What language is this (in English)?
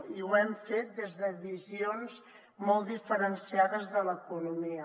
Catalan